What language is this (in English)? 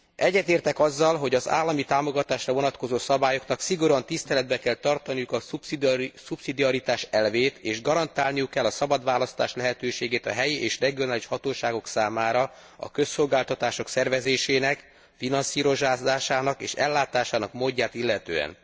Hungarian